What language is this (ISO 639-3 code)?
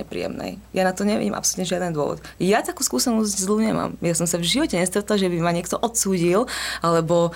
slk